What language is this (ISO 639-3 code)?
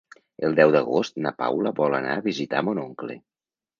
cat